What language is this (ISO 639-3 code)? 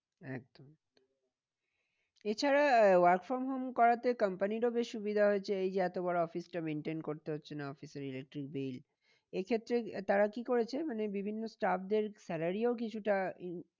ben